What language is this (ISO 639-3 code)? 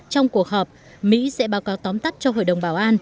vie